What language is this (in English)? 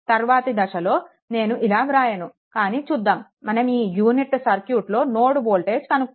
Telugu